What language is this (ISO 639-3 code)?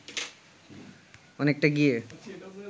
ben